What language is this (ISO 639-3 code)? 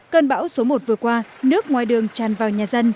vie